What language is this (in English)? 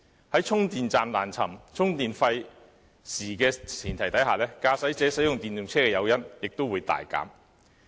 Cantonese